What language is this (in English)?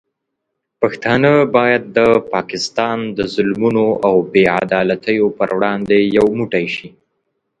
Pashto